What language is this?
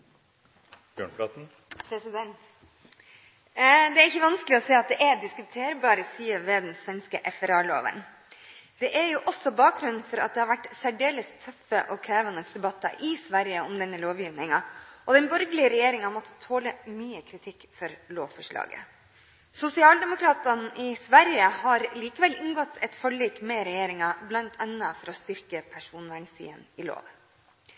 Norwegian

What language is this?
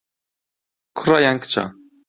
Central Kurdish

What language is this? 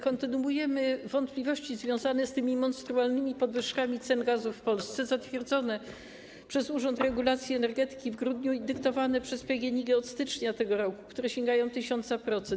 Polish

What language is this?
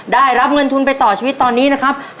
Thai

